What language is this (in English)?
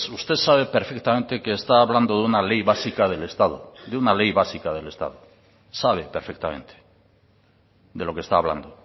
Spanish